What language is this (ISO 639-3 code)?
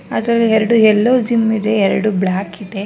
kan